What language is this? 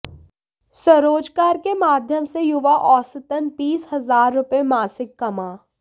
Hindi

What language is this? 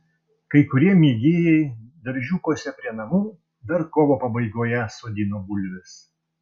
Lithuanian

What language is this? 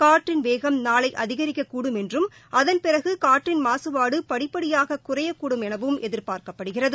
Tamil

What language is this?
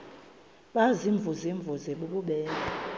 Xhosa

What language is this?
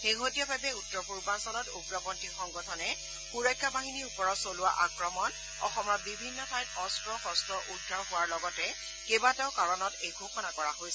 Assamese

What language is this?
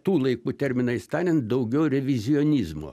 Lithuanian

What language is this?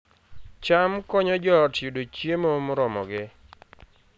Luo (Kenya and Tanzania)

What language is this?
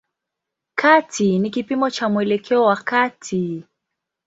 Swahili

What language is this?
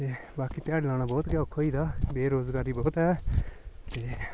Dogri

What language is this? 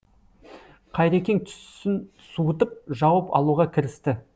Kazakh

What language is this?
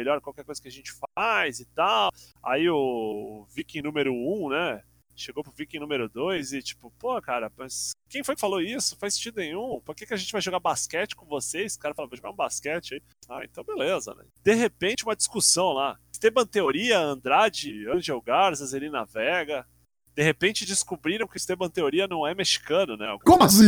Portuguese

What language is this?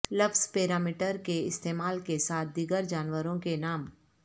Urdu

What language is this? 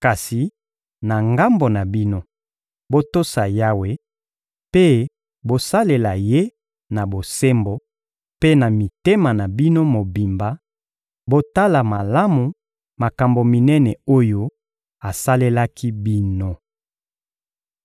Lingala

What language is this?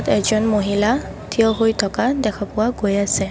Assamese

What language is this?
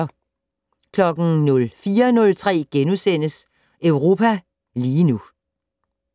Danish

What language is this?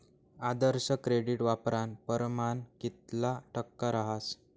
Marathi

